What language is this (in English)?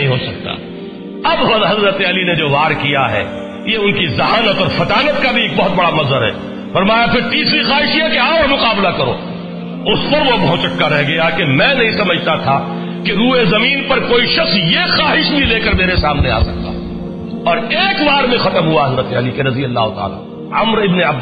Urdu